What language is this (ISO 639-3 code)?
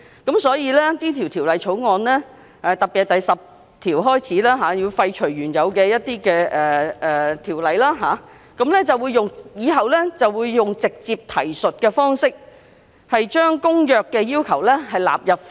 yue